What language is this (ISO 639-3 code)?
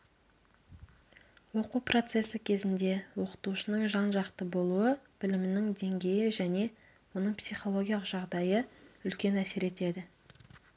kaz